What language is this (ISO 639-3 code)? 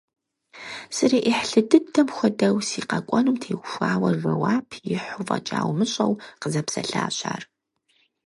kbd